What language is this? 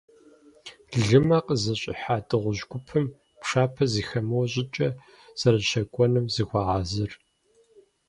Kabardian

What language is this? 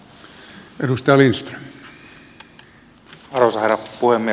Finnish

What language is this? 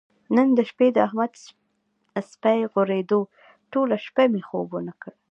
Pashto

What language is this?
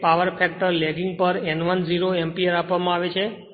Gujarati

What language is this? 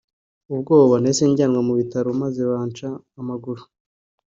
Kinyarwanda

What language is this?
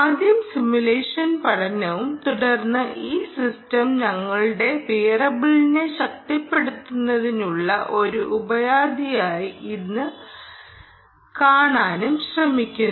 Malayalam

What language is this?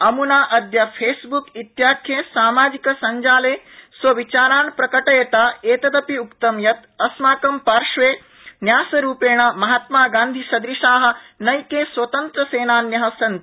Sanskrit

